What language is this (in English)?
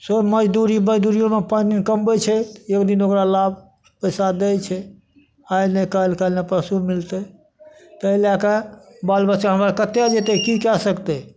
Maithili